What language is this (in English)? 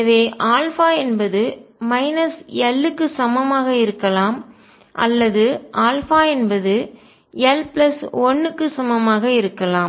Tamil